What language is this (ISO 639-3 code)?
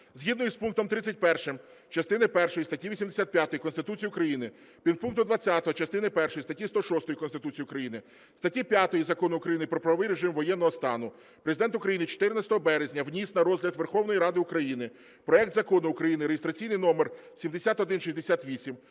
ukr